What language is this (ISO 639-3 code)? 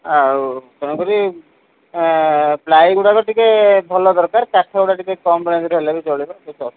ori